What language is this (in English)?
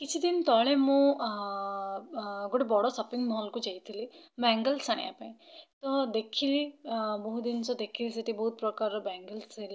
Odia